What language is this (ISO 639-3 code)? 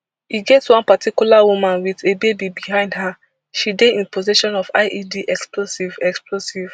pcm